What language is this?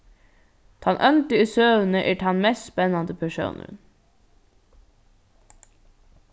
Faroese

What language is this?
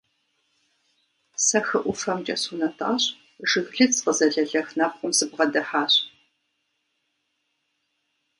Kabardian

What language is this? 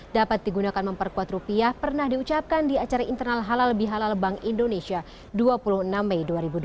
Indonesian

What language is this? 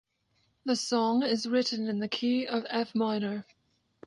English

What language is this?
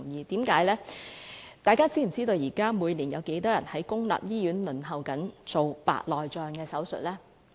Cantonese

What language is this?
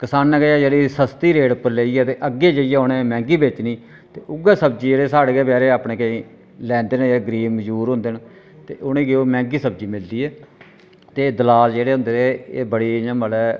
Dogri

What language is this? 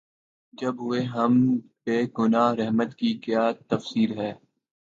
Urdu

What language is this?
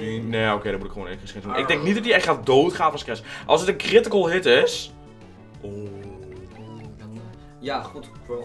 Dutch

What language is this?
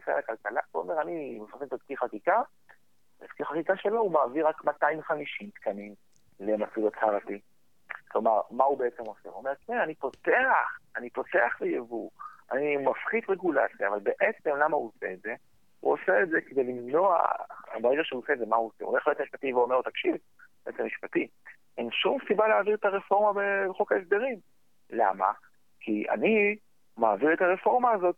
Hebrew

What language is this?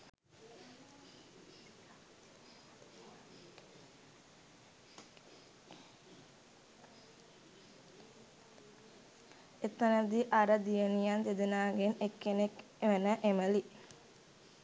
Sinhala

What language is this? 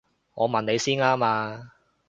Cantonese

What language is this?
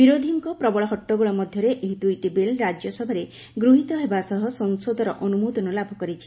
Odia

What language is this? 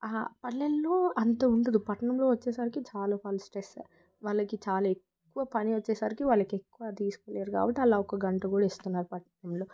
Telugu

